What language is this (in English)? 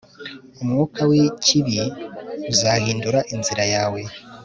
Kinyarwanda